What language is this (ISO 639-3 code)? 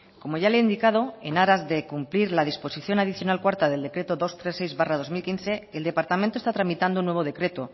spa